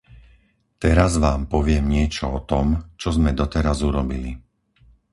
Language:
Slovak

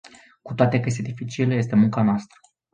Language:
Romanian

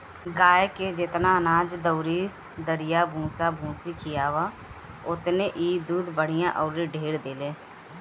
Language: Bhojpuri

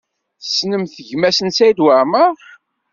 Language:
Kabyle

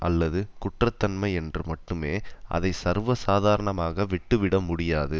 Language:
Tamil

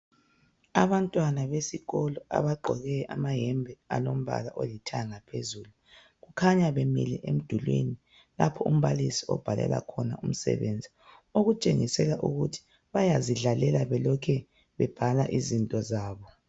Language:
North Ndebele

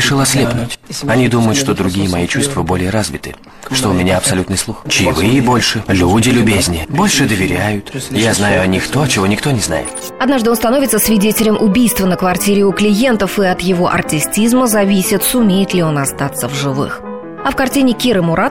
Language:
Russian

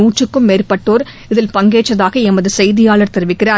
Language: Tamil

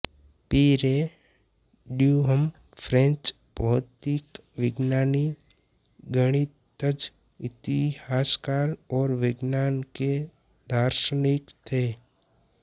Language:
Hindi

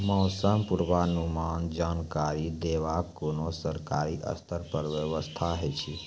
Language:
Maithili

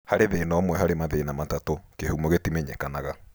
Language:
Kikuyu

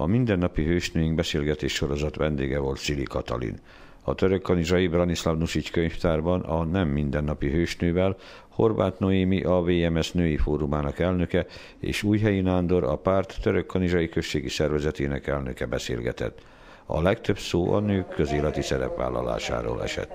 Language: Hungarian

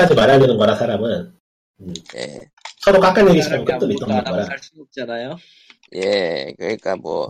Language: Korean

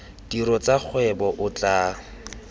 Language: Tswana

